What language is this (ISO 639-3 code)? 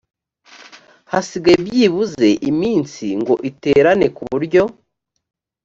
kin